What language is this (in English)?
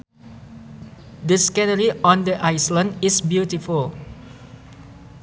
Sundanese